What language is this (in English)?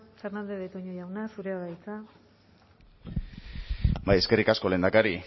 Basque